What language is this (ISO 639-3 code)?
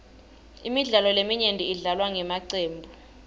ssw